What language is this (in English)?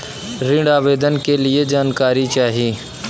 Bhojpuri